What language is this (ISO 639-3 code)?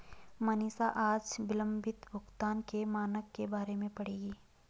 hin